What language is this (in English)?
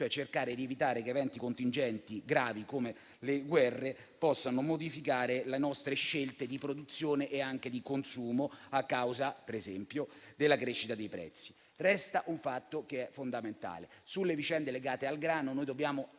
Italian